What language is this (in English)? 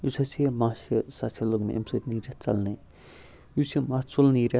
Kashmiri